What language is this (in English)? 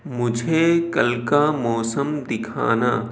Urdu